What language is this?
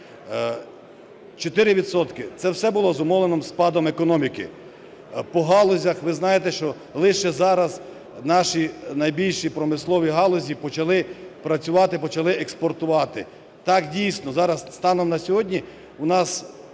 Ukrainian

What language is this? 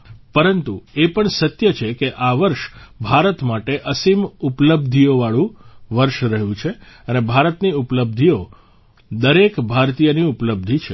Gujarati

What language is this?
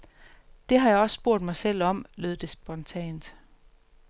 Danish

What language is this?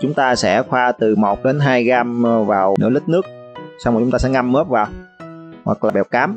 Vietnamese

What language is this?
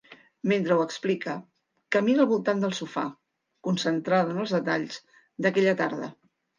Catalan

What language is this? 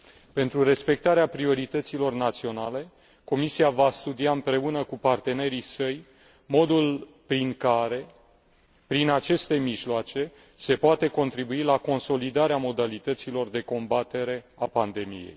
Romanian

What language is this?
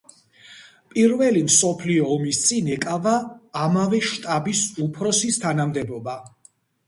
Georgian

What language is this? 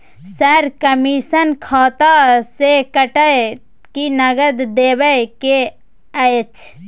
Maithili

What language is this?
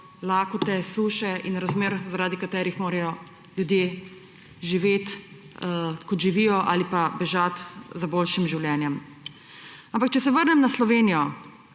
Slovenian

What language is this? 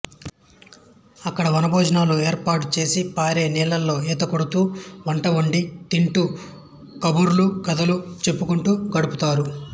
Telugu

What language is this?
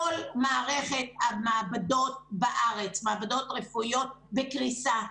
Hebrew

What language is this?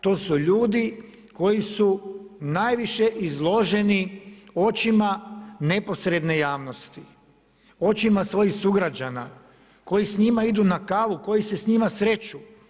Croatian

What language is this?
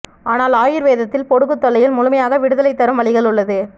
Tamil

